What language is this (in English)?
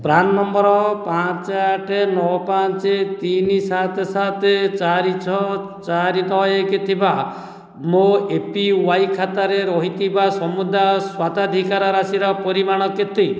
Odia